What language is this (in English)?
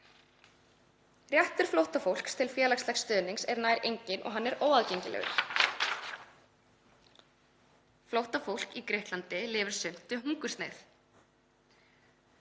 Icelandic